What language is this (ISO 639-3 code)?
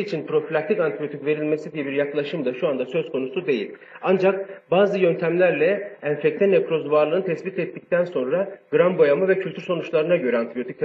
tur